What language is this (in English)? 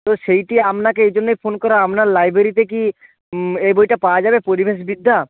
Bangla